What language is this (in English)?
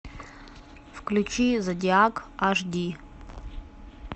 Russian